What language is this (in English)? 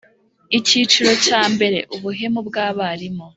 Kinyarwanda